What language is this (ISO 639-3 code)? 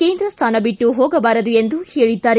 kan